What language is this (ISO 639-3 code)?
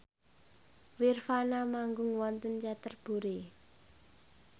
jav